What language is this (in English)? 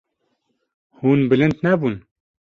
Kurdish